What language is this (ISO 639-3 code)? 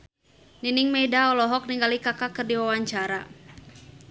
sun